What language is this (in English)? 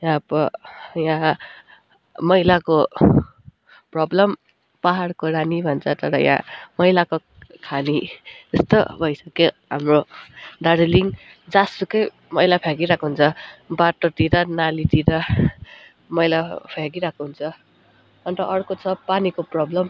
Nepali